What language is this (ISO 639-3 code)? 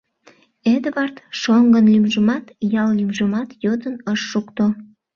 chm